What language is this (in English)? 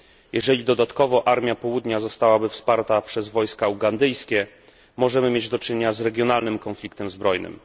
Polish